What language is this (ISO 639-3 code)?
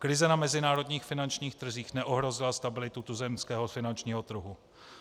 ces